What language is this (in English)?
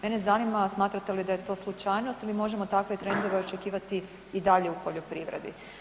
Croatian